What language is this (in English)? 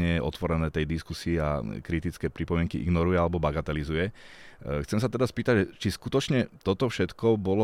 Slovak